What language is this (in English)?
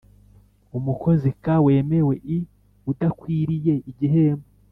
Kinyarwanda